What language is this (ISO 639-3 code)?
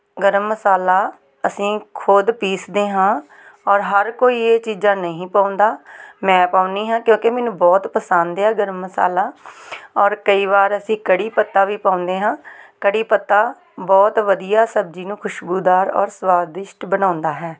pan